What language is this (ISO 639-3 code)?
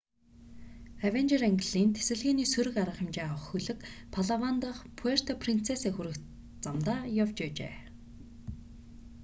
mon